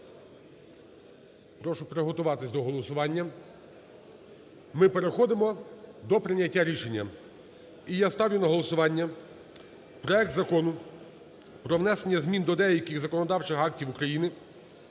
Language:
Ukrainian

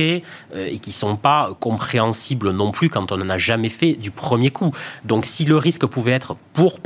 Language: French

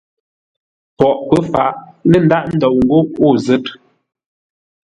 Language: Ngombale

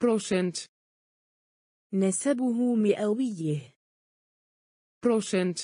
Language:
Dutch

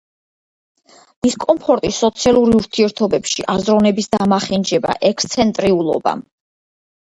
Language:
Georgian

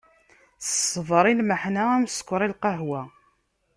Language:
Kabyle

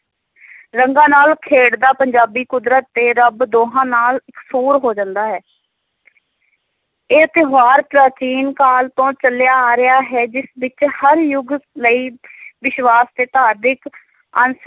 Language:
Punjabi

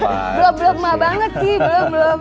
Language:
Indonesian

